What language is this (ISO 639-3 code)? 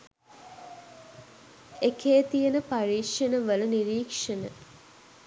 sin